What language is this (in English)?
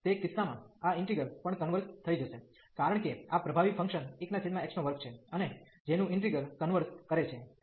Gujarati